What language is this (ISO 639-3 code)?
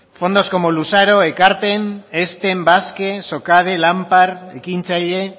eus